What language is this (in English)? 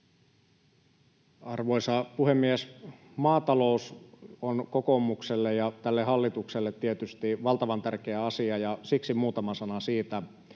Finnish